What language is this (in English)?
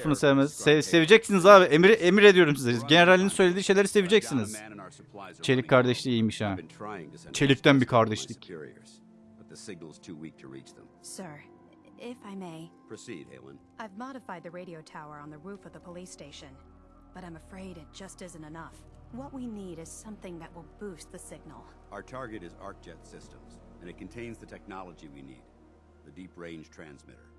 Turkish